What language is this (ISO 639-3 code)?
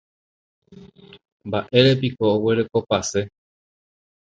grn